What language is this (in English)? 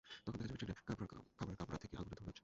Bangla